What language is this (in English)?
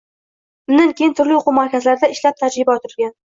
Uzbek